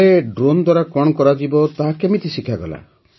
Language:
Odia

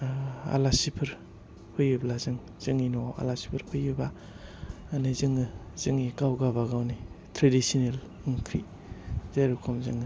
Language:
Bodo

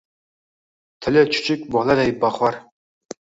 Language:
Uzbek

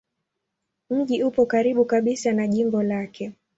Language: Swahili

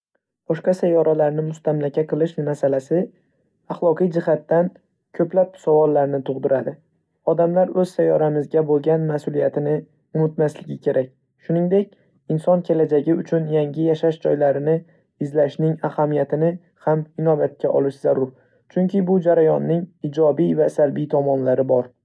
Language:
Uzbek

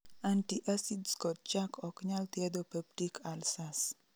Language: Luo (Kenya and Tanzania)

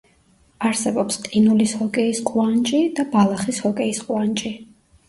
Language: Georgian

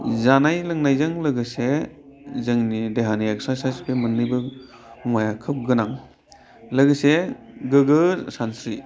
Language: Bodo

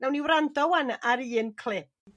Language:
Welsh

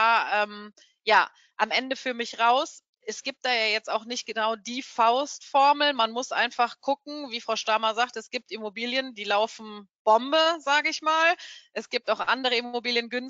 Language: German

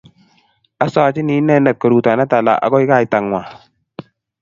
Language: Kalenjin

